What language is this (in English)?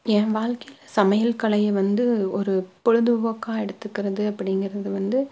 Tamil